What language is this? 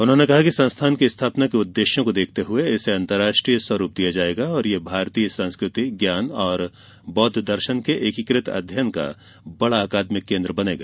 Hindi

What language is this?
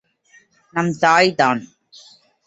Tamil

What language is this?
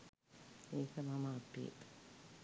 Sinhala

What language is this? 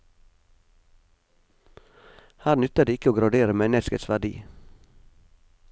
Norwegian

